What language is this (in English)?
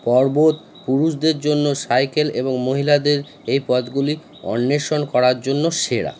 Bangla